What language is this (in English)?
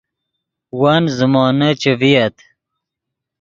Yidgha